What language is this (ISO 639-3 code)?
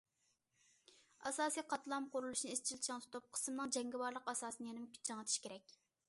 uig